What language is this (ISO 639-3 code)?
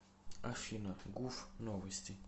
rus